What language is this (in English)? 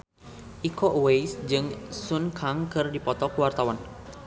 Sundanese